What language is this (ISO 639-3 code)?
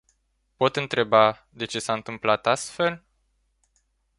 ron